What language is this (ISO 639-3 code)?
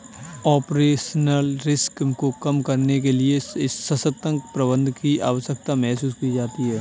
hin